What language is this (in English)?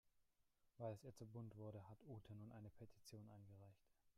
German